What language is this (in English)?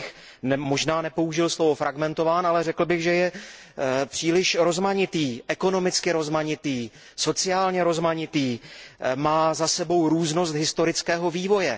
Czech